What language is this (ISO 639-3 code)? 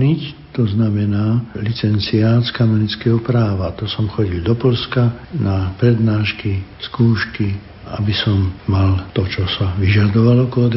slk